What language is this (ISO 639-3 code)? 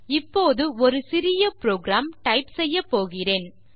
tam